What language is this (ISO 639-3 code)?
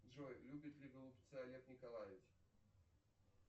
rus